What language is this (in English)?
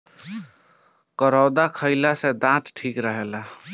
Bhojpuri